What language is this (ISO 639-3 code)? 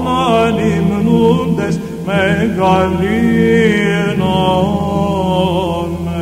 ell